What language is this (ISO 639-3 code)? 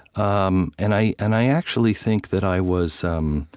eng